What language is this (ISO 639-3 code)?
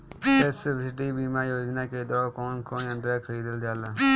bho